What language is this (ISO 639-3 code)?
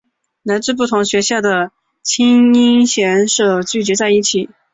zho